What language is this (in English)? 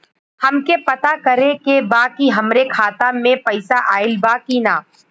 Bhojpuri